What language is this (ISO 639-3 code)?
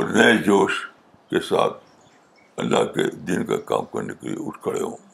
urd